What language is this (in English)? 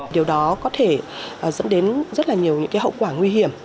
Vietnamese